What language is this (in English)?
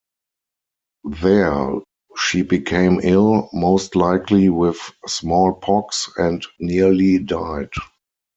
English